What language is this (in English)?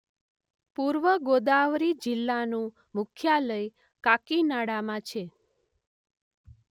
Gujarati